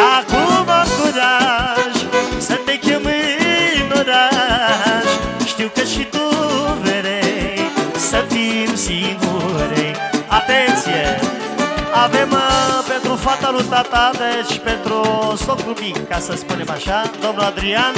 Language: Romanian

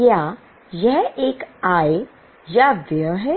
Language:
Hindi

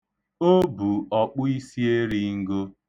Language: Igbo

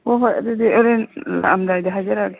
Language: Manipuri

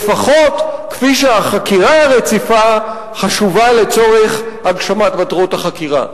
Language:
Hebrew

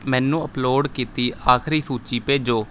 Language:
Punjabi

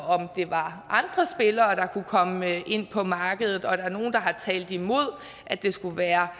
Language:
Danish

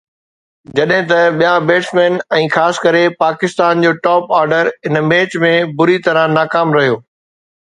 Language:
Sindhi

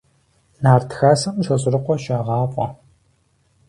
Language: Kabardian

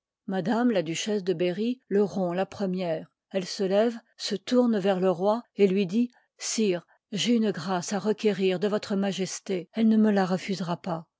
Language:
French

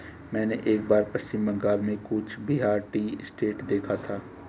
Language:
Hindi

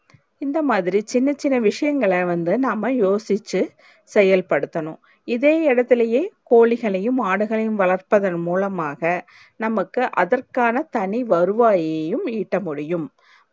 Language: Tamil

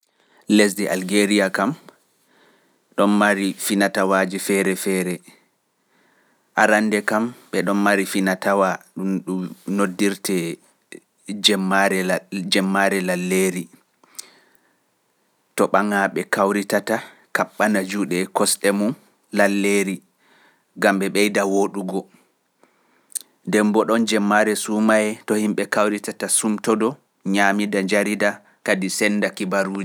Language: Pular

